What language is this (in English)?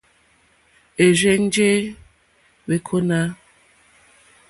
Mokpwe